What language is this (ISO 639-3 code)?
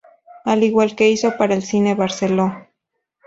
spa